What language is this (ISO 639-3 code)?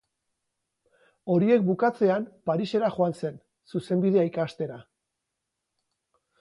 eus